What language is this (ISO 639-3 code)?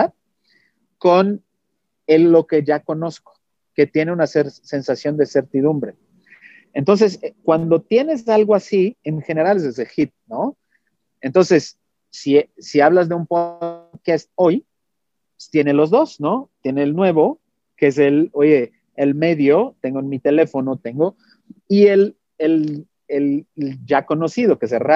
spa